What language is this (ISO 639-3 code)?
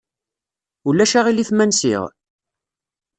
kab